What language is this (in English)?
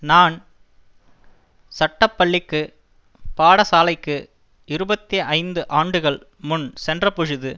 Tamil